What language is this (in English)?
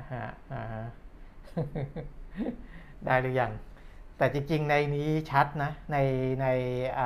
Thai